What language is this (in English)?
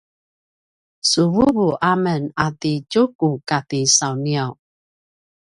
Paiwan